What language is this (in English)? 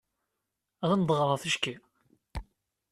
Kabyle